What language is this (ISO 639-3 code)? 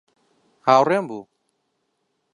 ckb